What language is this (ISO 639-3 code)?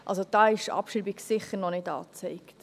gsw